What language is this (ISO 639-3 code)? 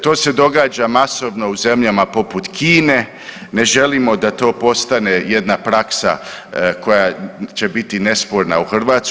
hrv